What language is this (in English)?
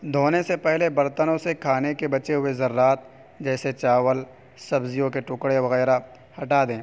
Urdu